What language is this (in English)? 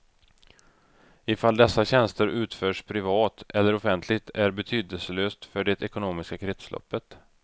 Swedish